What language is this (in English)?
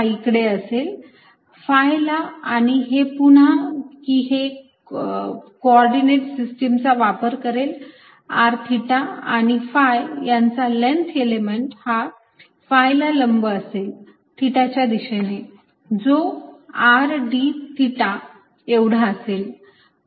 Marathi